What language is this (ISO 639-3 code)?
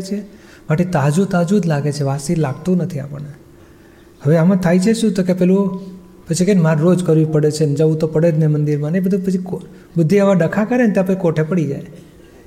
guj